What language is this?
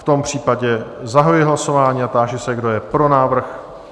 Czech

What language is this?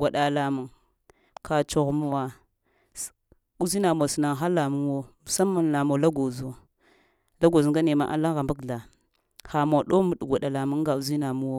Lamang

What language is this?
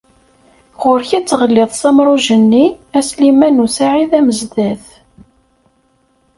Kabyle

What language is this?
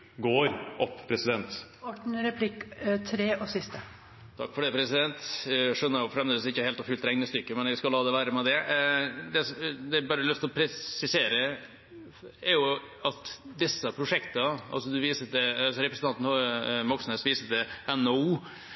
Norwegian Bokmål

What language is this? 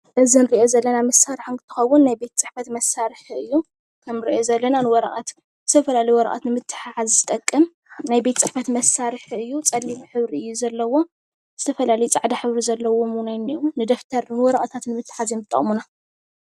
Tigrinya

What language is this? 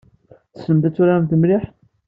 Kabyle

